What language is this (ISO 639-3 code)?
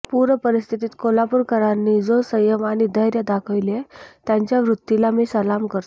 mar